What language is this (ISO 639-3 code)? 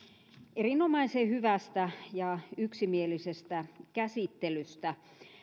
fin